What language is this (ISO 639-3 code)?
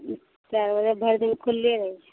mai